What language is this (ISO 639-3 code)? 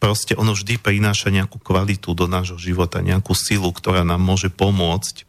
slk